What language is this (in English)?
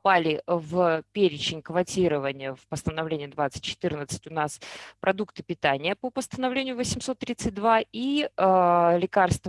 Russian